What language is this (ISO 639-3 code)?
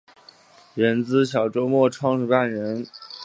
zho